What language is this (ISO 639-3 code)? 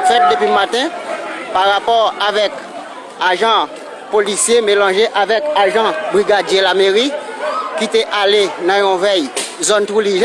fra